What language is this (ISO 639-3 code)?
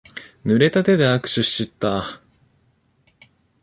jpn